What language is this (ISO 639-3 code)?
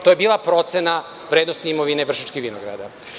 srp